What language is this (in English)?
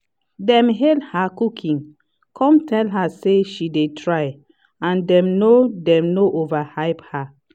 Nigerian Pidgin